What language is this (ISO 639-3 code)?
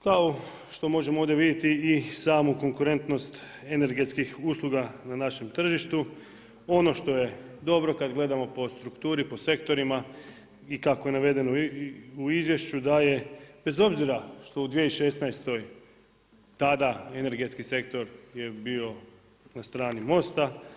hrv